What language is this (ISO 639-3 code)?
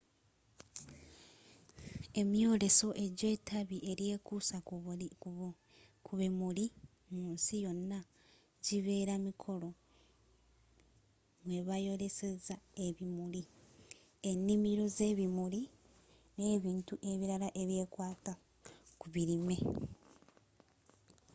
lug